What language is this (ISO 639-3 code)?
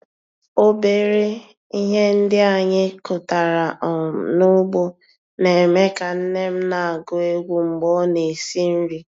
ibo